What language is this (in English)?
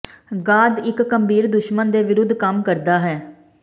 Punjabi